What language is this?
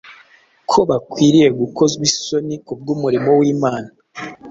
Kinyarwanda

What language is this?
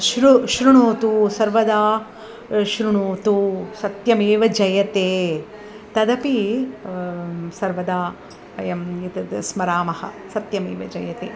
Sanskrit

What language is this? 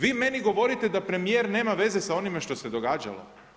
Croatian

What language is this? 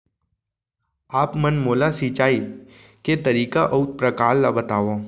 Chhattisgarhi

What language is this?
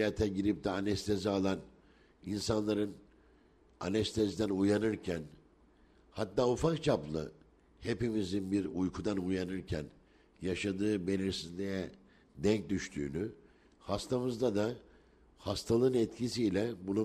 Turkish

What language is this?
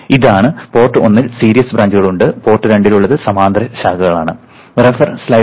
Malayalam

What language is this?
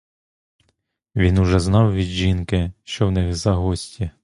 Ukrainian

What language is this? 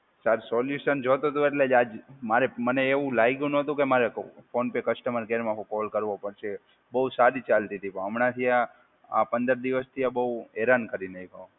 Gujarati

